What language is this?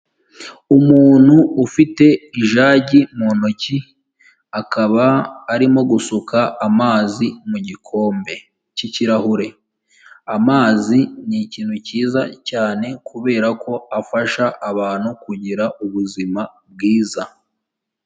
Kinyarwanda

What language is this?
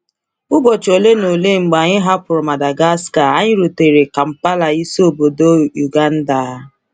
Igbo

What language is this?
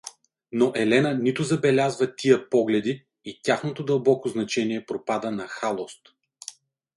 Bulgarian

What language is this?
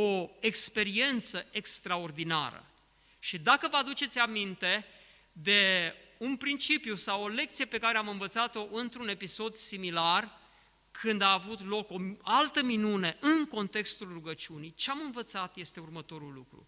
Romanian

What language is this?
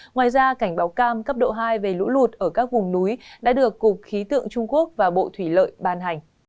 Vietnamese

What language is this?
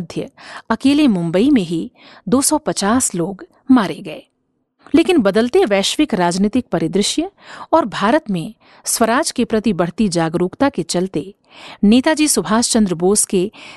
Hindi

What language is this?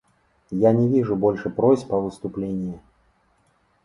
Russian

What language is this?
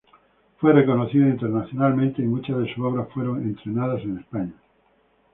Spanish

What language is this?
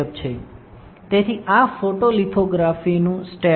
Gujarati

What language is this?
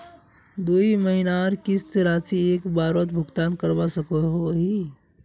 Magahi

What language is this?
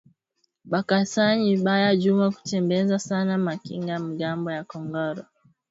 Swahili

